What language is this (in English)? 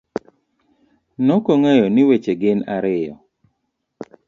Luo (Kenya and Tanzania)